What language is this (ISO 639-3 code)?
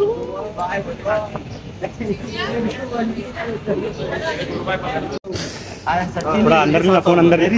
hin